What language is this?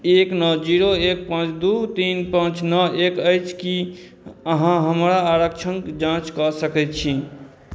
Maithili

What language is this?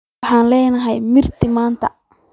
Somali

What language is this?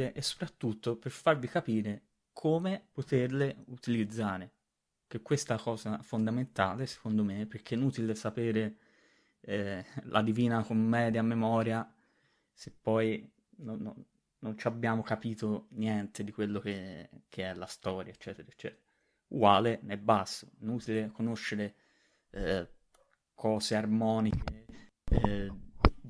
Italian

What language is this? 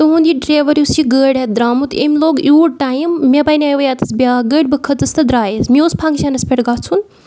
Kashmiri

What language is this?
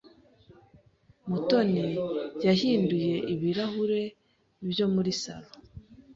Kinyarwanda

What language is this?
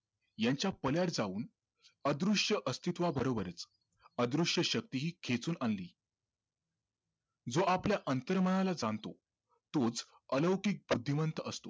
Marathi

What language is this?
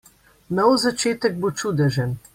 Slovenian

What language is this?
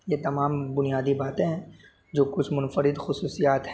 Urdu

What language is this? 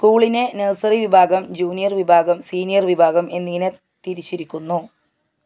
Malayalam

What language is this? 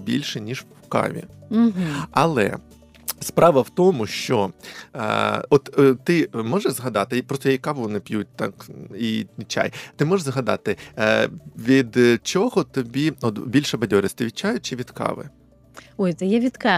Ukrainian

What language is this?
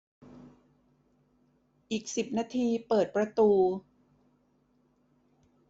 Thai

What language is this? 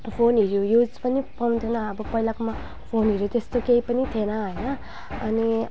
Nepali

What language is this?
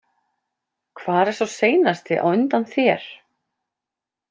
Icelandic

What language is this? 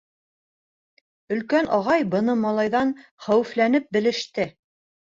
Bashkir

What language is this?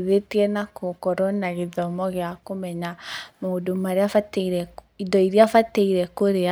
Kikuyu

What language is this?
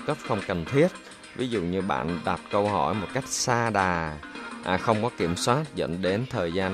Vietnamese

